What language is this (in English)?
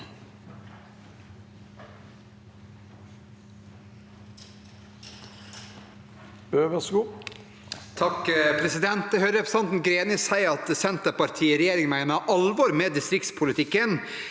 Norwegian